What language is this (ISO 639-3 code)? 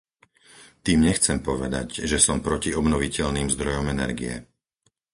slk